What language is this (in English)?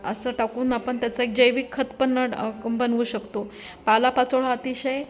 Marathi